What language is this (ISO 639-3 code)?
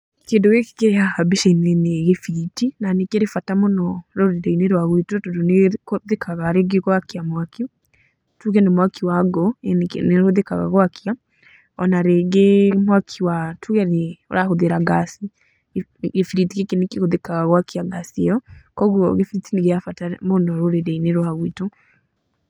kik